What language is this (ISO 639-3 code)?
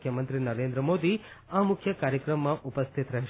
guj